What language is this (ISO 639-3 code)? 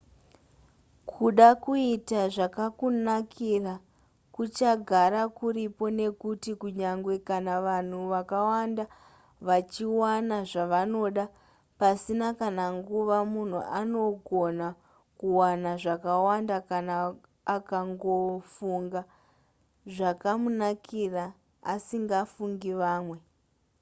sna